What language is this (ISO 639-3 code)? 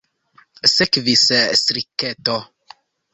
epo